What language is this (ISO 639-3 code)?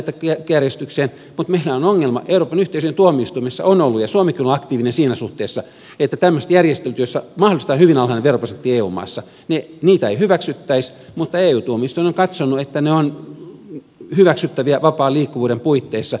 fin